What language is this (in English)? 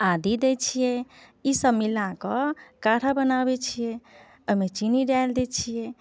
Maithili